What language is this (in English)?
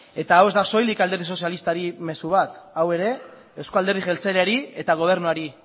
Basque